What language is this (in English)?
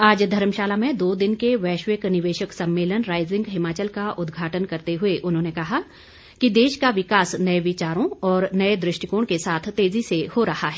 Hindi